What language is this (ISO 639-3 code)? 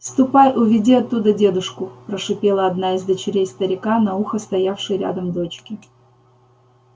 rus